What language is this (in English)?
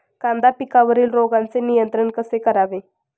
Marathi